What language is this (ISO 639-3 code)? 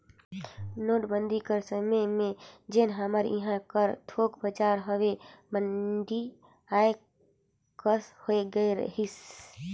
hne